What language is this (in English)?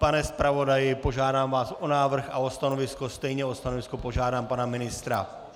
Czech